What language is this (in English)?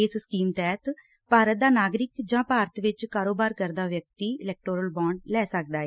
Punjabi